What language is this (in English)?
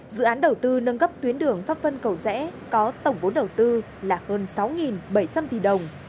Vietnamese